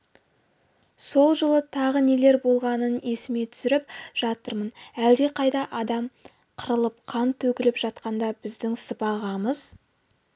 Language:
Kazakh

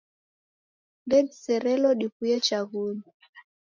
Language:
Taita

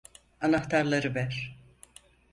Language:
Turkish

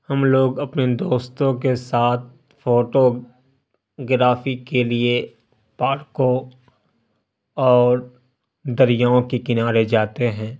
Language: Urdu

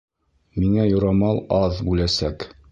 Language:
Bashkir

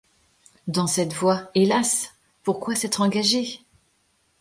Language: French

